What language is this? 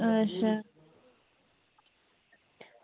Dogri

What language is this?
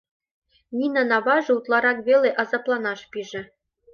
Mari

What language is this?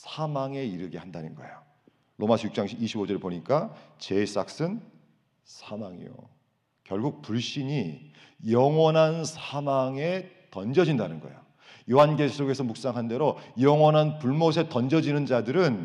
Korean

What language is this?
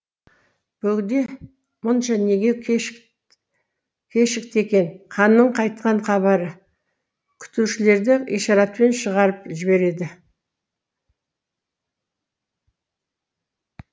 Kazakh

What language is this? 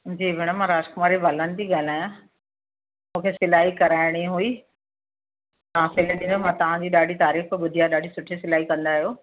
Sindhi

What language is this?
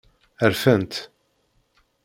Kabyle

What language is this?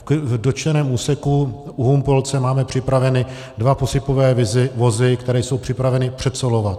Czech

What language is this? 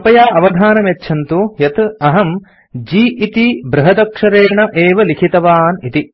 Sanskrit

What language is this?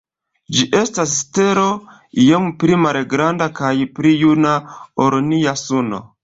Esperanto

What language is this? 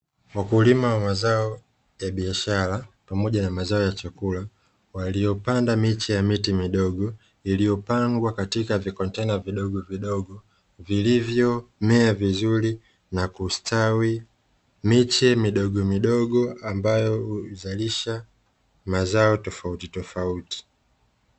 Swahili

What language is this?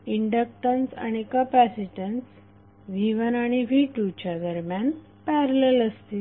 Marathi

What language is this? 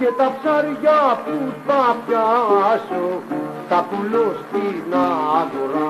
Greek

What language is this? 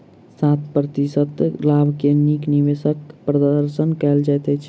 Maithili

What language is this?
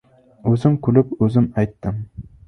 Uzbek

